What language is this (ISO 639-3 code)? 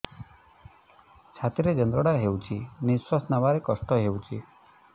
ori